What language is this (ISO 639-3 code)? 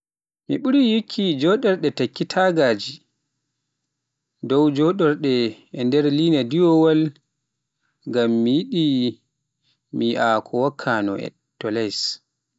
fuf